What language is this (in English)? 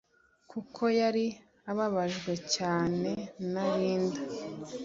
Kinyarwanda